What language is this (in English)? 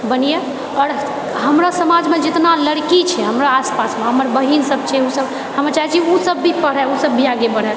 Maithili